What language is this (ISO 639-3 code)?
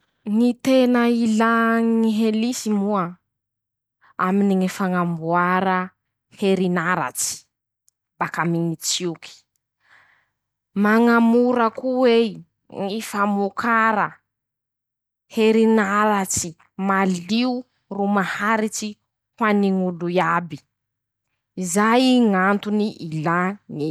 msh